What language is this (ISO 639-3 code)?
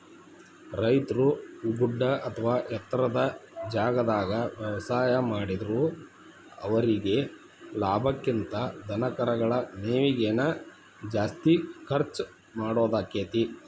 kan